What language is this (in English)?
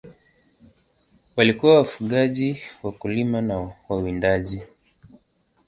Swahili